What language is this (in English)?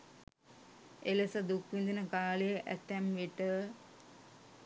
Sinhala